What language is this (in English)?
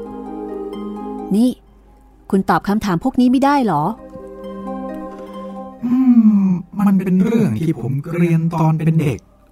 Thai